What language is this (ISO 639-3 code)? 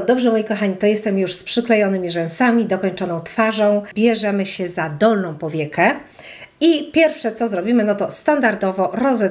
pol